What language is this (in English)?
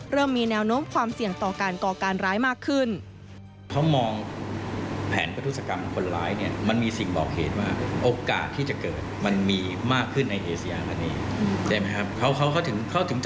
Thai